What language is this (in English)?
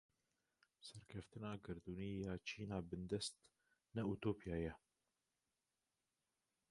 Kurdish